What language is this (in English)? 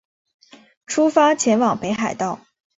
Chinese